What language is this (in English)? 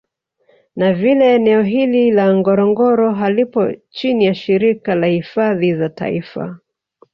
Swahili